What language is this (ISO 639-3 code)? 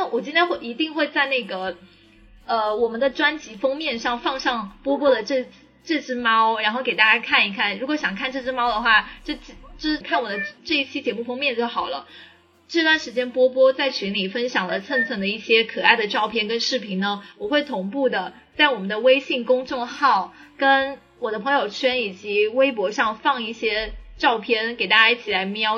zho